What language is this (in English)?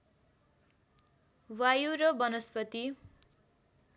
Nepali